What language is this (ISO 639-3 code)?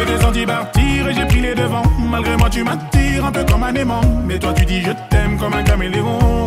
tur